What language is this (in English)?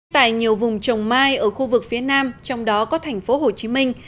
Vietnamese